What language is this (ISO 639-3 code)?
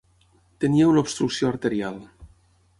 cat